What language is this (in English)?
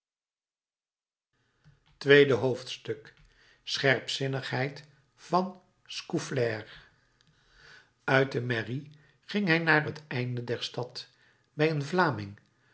Dutch